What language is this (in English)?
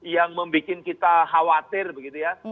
Indonesian